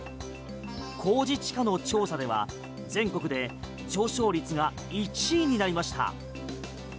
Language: Japanese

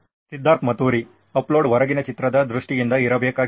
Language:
Kannada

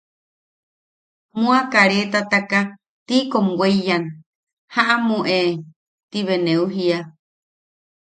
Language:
Yaqui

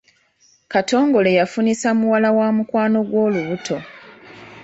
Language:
Ganda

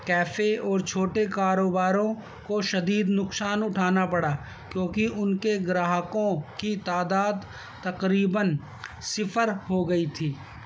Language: Urdu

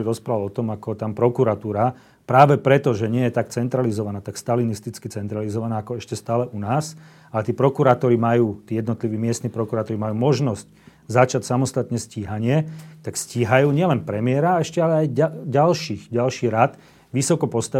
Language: Slovak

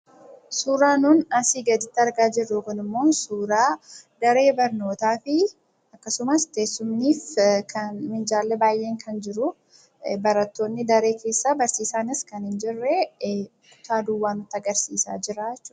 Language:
Oromo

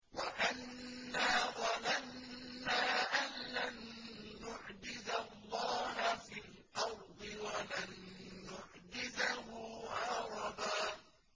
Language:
Arabic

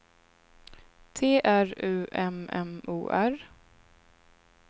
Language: Swedish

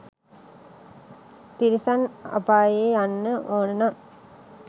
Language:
Sinhala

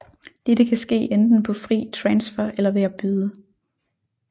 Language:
Danish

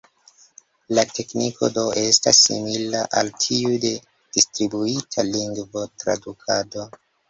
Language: Esperanto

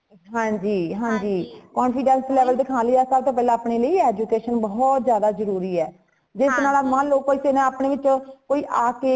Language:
Punjabi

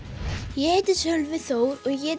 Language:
Icelandic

